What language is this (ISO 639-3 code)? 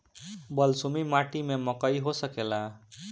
bho